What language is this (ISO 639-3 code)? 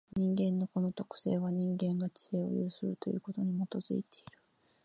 jpn